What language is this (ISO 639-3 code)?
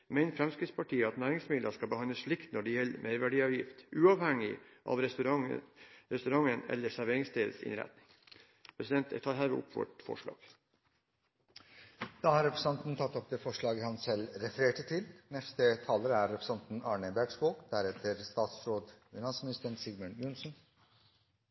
nor